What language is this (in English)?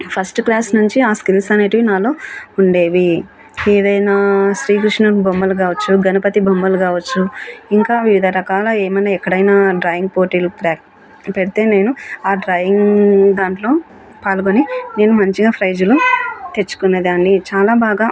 Telugu